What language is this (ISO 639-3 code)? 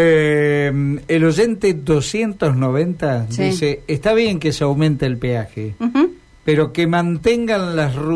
spa